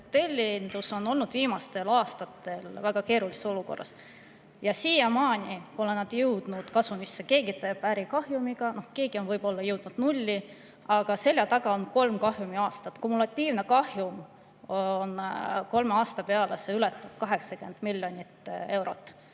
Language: Estonian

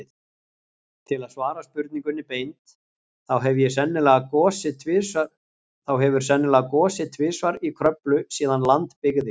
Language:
Icelandic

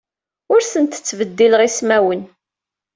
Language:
Kabyle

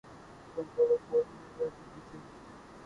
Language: Urdu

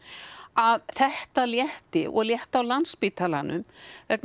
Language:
Icelandic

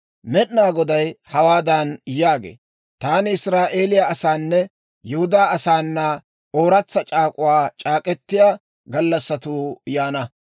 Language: Dawro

